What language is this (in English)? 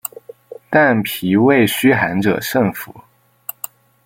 Chinese